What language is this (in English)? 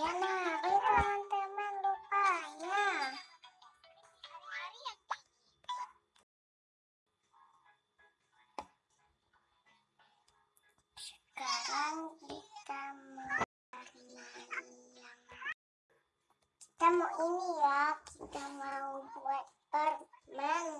Indonesian